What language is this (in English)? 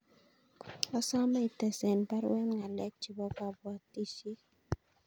Kalenjin